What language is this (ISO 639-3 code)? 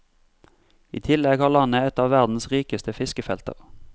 nor